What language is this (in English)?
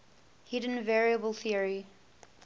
English